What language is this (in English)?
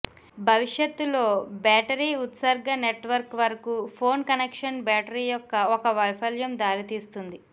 Telugu